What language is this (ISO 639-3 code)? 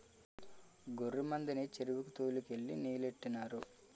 tel